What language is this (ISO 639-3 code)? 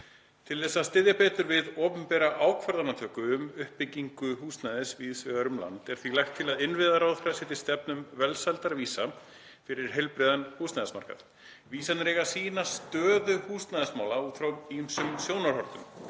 isl